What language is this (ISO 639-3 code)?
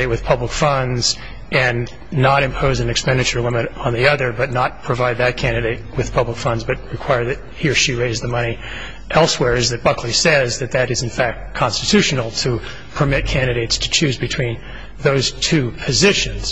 eng